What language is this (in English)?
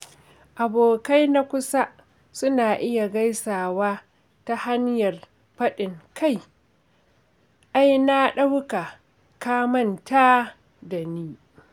Hausa